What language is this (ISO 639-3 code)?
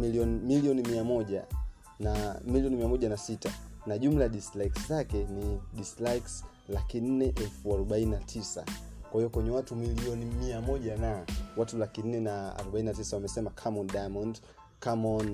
swa